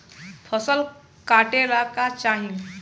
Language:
Bhojpuri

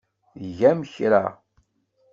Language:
Kabyle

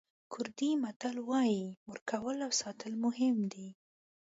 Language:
Pashto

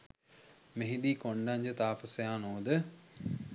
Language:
Sinhala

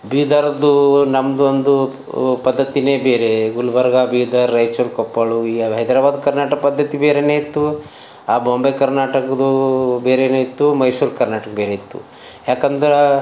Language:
Kannada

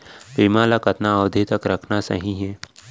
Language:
Chhattisgarhi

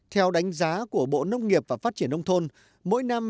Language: Vietnamese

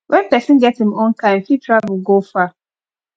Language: Nigerian Pidgin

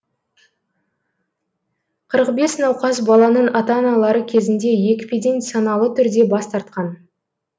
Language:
Kazakh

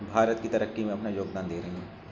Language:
Urdu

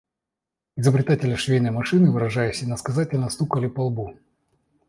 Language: Russian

